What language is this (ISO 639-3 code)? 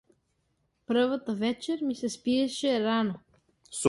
mkd